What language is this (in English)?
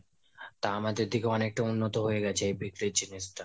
Bangla